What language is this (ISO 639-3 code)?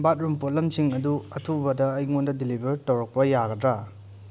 mni